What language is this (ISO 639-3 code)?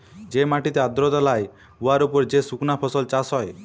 ben